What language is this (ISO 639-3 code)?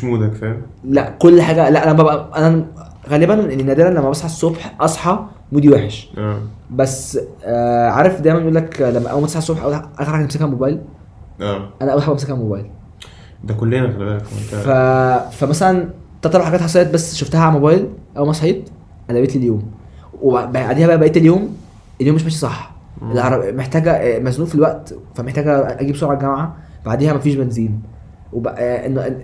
ara